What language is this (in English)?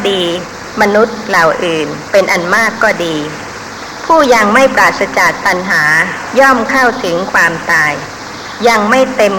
Thai